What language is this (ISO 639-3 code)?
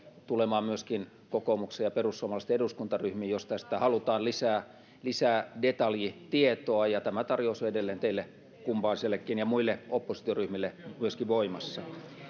fin